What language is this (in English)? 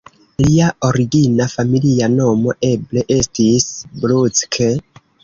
Esperanto